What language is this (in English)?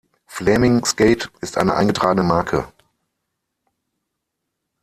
German